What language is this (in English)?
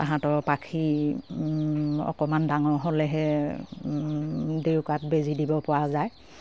Assamese